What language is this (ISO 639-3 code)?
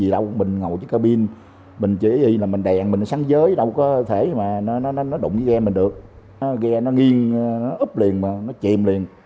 vie